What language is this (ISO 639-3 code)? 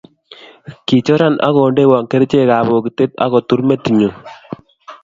kln